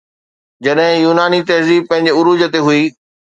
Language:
Sindhi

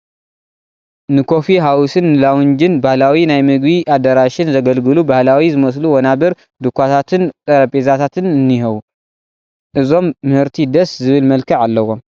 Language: Tigrinya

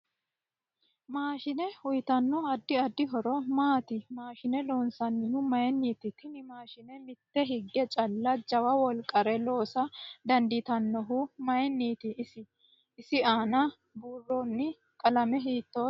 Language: Sidamo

